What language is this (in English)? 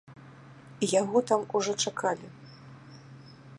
Belarusian